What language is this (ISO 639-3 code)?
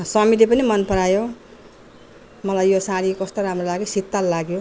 nep